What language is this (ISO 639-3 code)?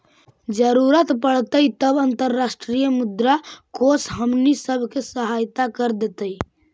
mag